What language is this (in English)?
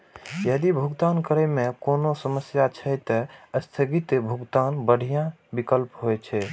Maithili